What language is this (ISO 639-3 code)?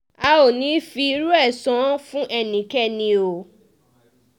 yor